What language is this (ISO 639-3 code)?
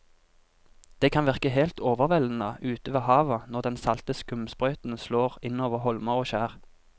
nor